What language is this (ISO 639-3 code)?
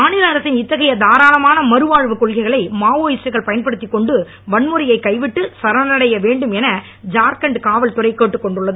tam